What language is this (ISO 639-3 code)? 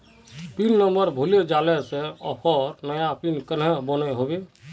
mag